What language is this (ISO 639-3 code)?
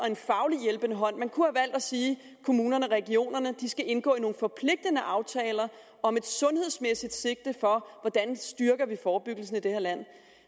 dan